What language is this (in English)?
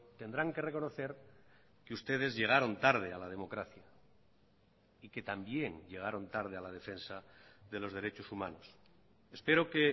Spanish